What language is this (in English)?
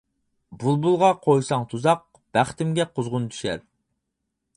Uyghur